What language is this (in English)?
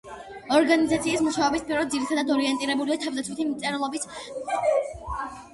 Georgian